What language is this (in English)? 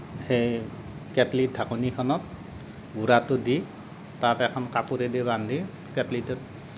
Assamese